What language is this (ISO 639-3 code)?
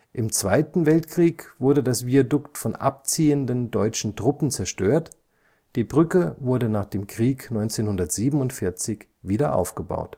deu